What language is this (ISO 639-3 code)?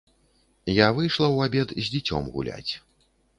bel